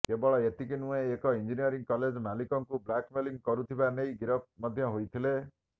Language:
Odia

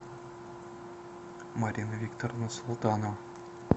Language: Russian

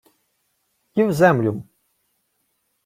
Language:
Ukrainian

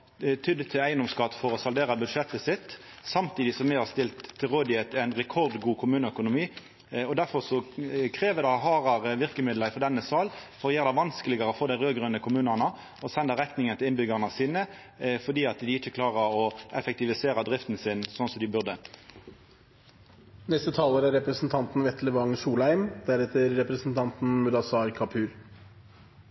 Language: Norwegian Nynorsk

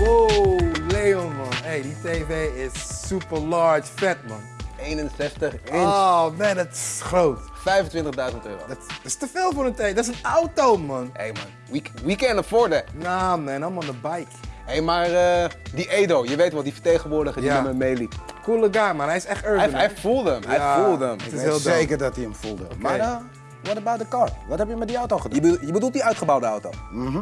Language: Dutch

